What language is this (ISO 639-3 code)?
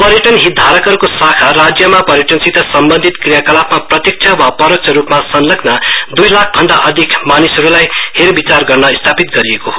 nep